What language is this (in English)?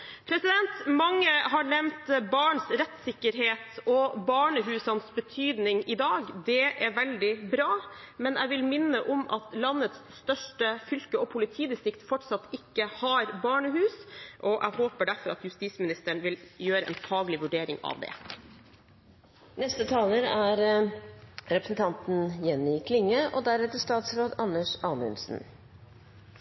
Norwegian